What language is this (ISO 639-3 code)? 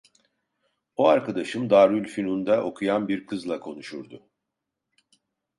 tur